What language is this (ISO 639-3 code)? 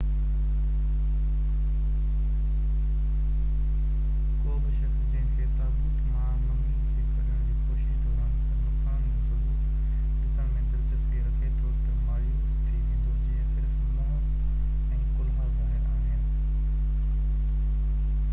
snd